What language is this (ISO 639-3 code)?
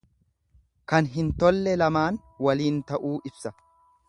orm